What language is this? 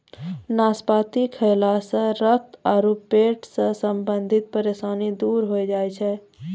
Maithili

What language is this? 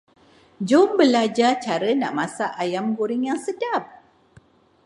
Malay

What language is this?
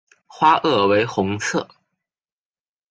Chinese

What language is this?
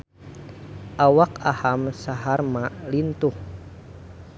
Sundanese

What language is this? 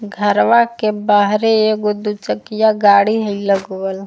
Magahi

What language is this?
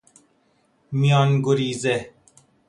Persian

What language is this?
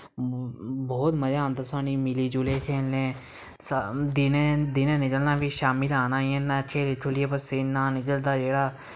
Dogri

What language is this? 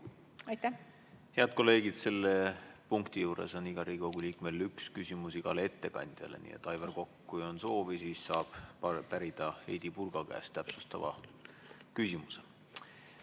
Estonian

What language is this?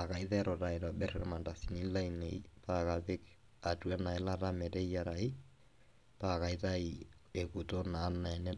Masai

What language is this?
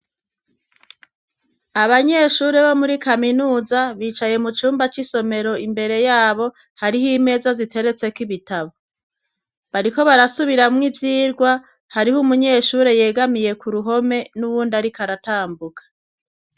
Rundi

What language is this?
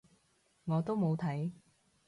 Cantonese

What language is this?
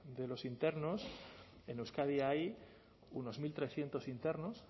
Spanish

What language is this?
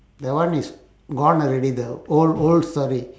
English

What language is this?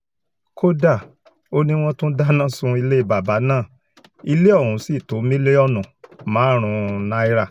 Yoruba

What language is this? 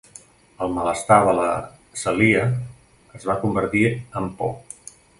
Catalan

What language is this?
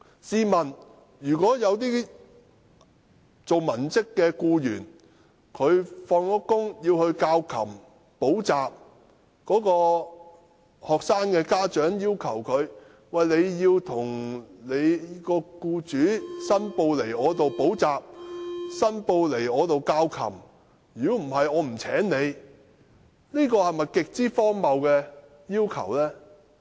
Cantonese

